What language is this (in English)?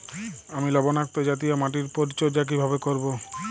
Bangla